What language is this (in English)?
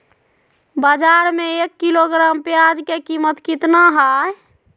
Magahi